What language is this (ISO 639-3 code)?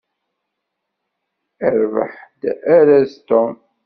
kab